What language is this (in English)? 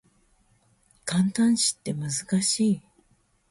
Japanese